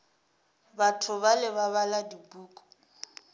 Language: Northern Sotho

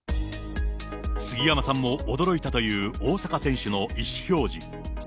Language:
Japanese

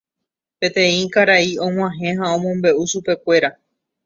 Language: Guarani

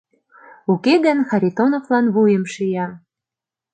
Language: Mari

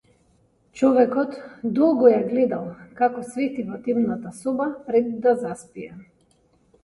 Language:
Macedonian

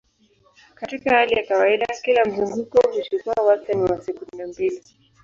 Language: Swahili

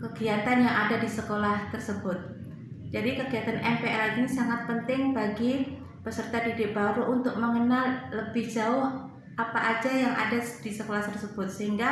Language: Indonesian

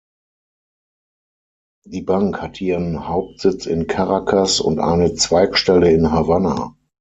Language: German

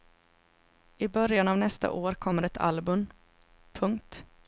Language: Swedish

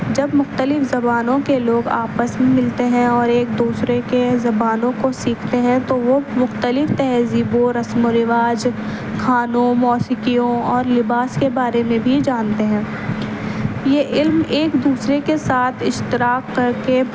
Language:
Urdu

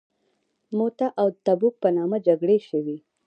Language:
Pashto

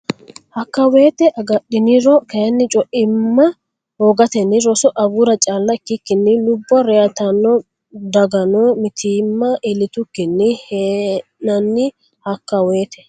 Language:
Sidamo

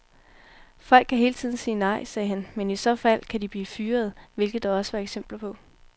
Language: Danish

